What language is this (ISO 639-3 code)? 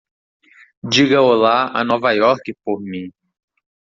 por